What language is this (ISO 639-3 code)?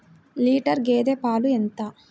tel